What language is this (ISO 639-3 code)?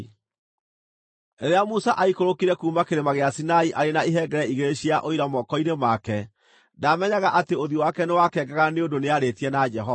kik